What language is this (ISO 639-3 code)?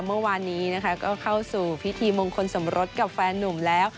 tha